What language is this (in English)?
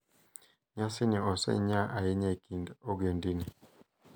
Luo (Kenya and Tanzania)